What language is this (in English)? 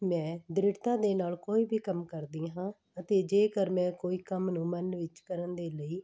Punjabi